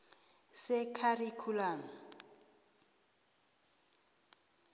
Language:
South Ndebele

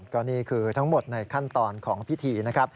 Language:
Thai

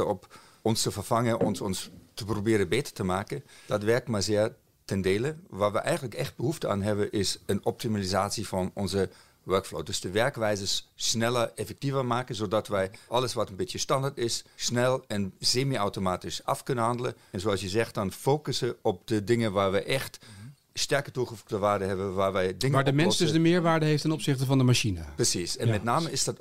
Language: Dutch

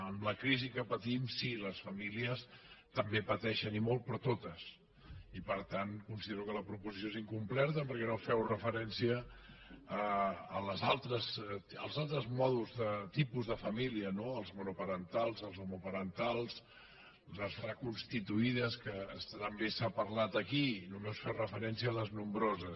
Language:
Catalan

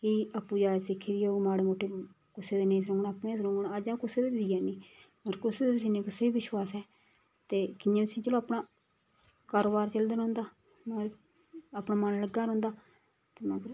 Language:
Dogri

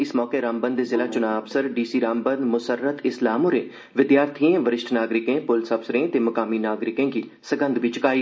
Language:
Dogri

